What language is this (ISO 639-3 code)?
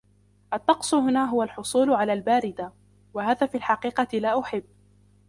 ara